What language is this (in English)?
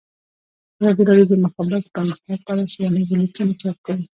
Pashto